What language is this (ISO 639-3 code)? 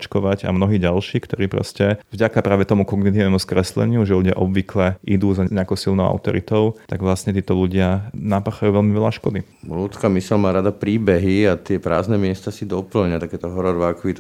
slk